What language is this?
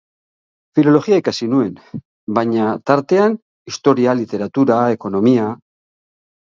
Basque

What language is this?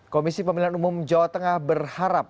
Indonesian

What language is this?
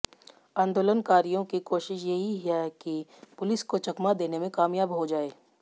Hindi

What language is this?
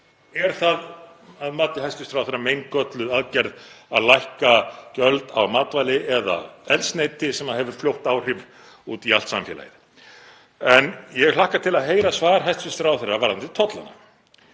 Icelandic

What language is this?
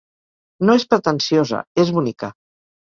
Catalan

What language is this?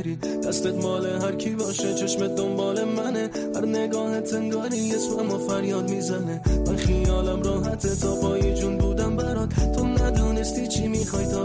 Persian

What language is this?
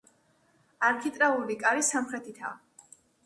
Georgian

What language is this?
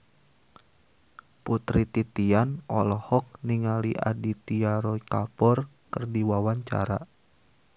Sundanese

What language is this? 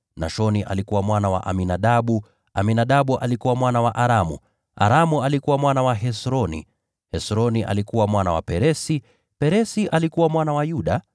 Swahili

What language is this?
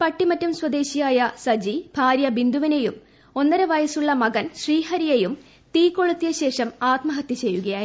Malayalam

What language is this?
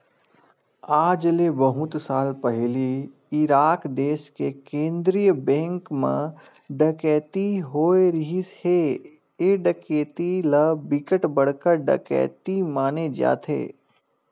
Chhattisgarhi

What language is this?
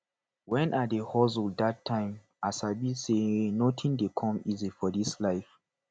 Nigerian Pidgin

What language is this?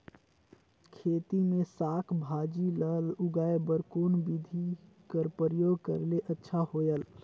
Chhattisgarhi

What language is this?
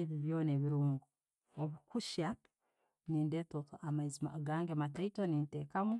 Tooro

